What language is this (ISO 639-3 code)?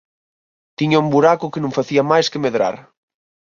glg